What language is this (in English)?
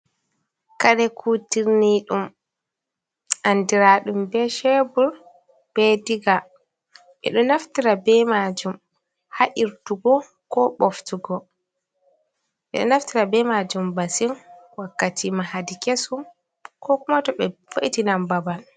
Fula